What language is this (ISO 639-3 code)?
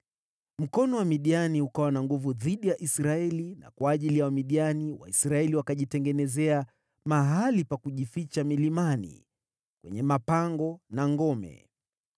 swa